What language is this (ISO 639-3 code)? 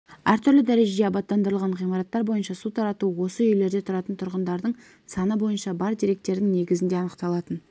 kaz